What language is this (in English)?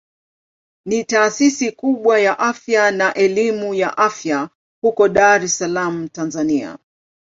Swahili